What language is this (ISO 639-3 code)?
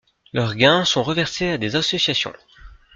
fra